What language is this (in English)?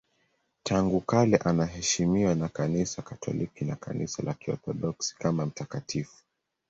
Swahili